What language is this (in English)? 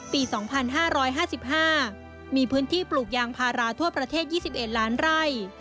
Thai